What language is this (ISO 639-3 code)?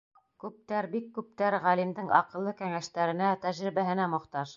bak